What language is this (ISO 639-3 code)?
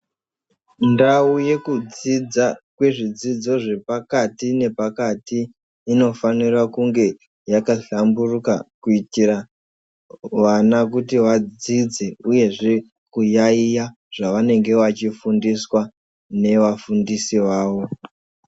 ndc